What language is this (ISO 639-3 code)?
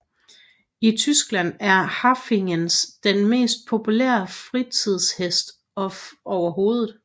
dan